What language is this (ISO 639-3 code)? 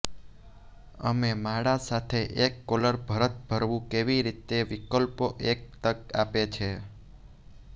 guj